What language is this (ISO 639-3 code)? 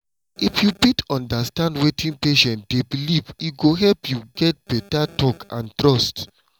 pcm